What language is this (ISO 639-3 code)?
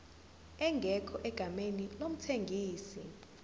zul